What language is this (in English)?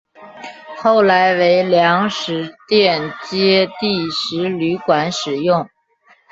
Chinese